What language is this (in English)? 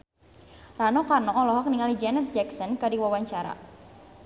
Sundanese